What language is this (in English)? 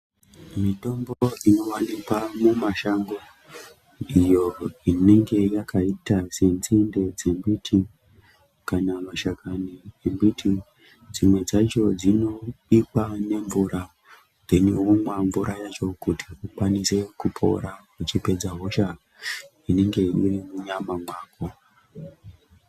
Ndau